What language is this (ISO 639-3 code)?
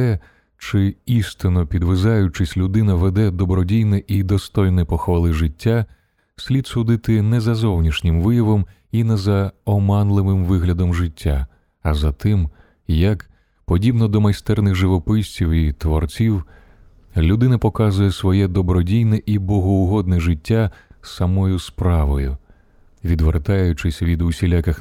ukr